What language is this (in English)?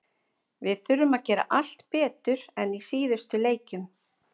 Icelandic